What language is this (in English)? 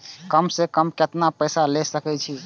Maithili